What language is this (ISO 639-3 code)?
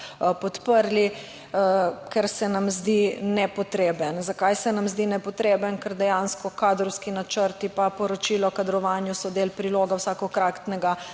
slv